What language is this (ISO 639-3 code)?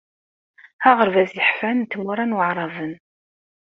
kab